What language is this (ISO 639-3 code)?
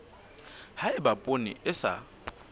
sot